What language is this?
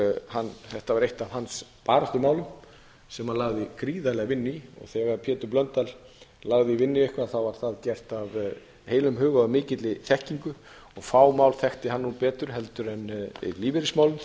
Icelandic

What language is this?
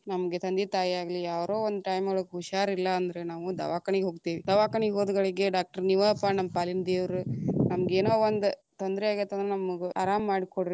Kannada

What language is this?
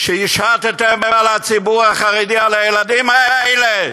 Hebrew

